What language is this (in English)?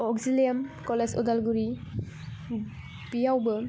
Bodo